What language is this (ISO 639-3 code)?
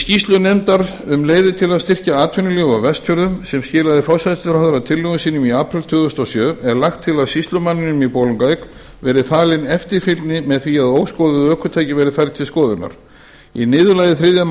isl